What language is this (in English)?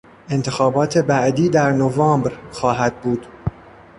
Persian